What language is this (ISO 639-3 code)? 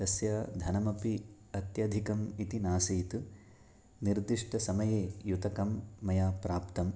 san